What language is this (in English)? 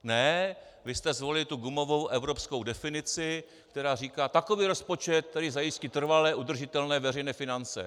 Czech